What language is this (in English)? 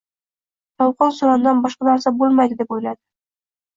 Uzbek